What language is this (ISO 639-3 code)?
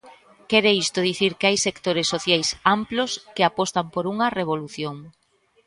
glg